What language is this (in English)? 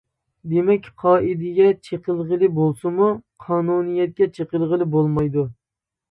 Uyghur